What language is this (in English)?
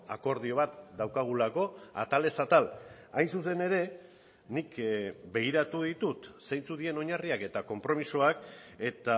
Basque